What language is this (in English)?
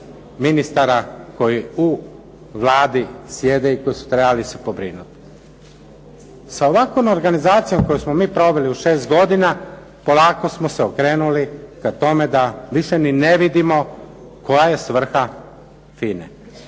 Croatian